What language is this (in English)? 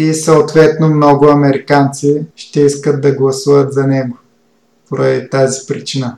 Bulgarian